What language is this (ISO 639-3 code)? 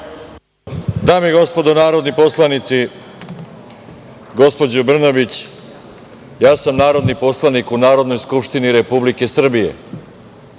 srp